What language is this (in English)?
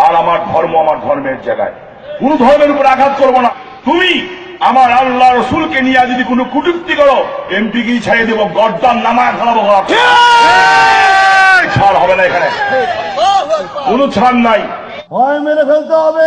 Oromo